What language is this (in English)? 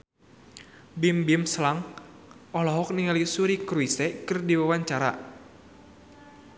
Sundanese